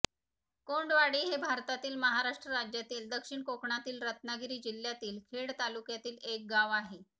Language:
Marathi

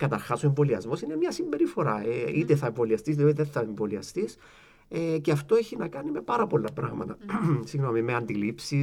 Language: Greek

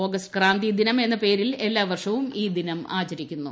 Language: Malayalam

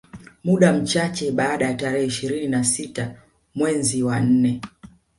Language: Swahili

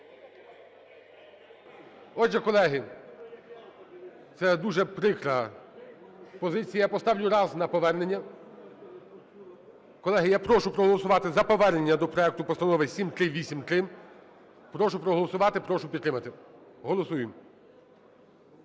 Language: Ukrainian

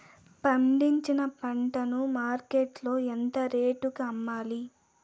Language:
Telugu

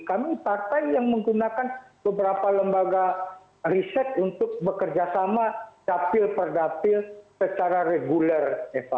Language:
Indonesian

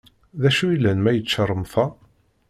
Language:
Kabyle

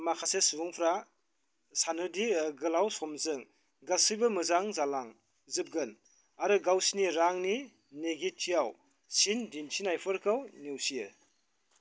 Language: Bodo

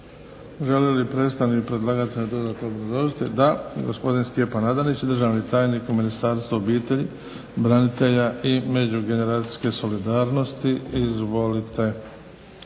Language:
Croatian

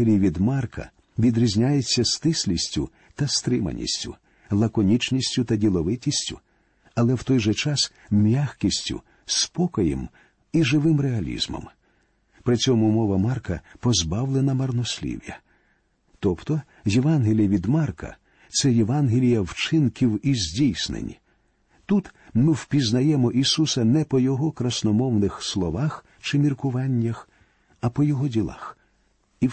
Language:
Ukrainian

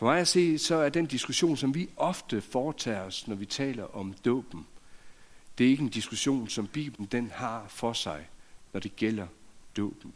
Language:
Danish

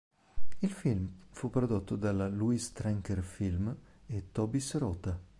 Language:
Italian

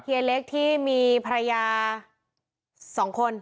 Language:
Thai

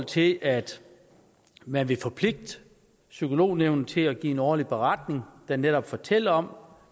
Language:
Danish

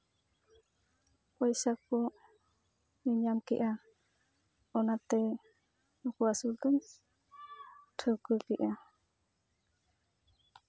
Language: Santali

